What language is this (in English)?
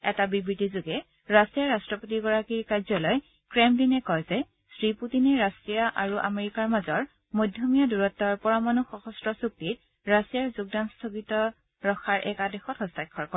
Assamese